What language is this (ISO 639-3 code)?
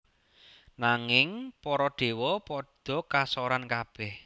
jav